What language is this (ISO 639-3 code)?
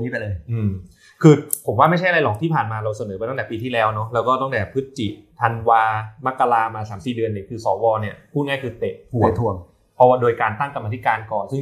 tha